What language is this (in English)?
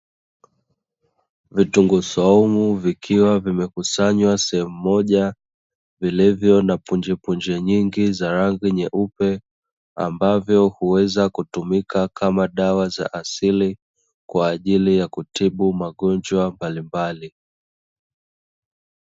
Swahili